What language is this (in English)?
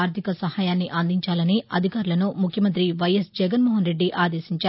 Telugu